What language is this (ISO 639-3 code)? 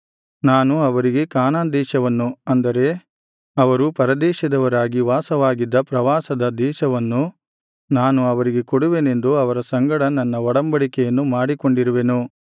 kan